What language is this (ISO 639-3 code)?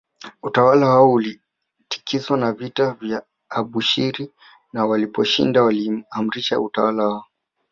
swa